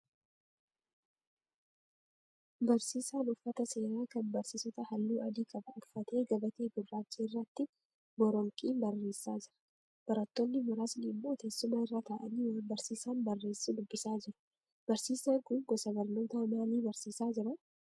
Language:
Oromo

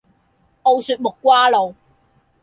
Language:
Cantonese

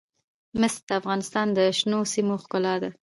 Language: Pashto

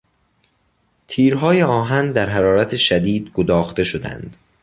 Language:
Persian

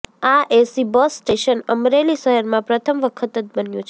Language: Gujarati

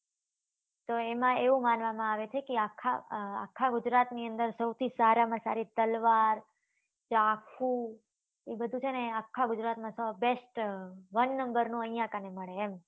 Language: Gujarati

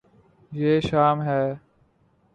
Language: Urdu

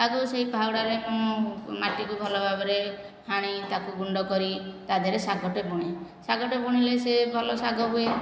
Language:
Odia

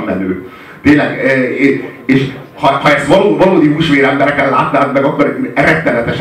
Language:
Hungarian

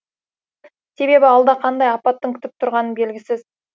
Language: Kazakh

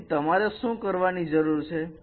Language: Gujarati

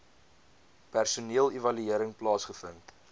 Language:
Afrikaans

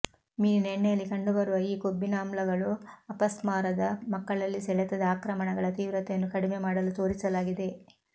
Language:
Kannada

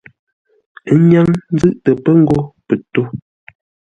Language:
Ngombale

